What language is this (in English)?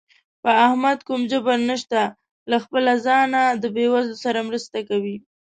Pashto